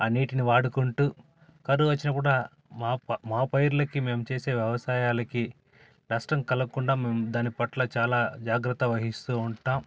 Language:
Telugu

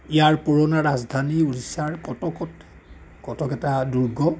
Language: Assamese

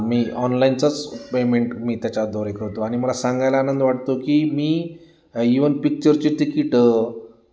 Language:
Marathi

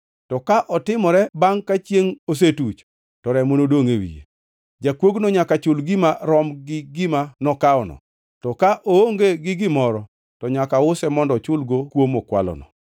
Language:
Luo (Kenya and Tanzania)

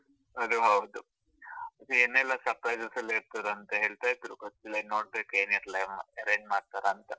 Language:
Kannada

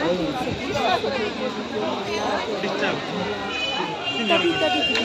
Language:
Romanian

